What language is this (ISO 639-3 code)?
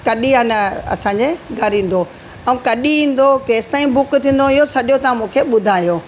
snd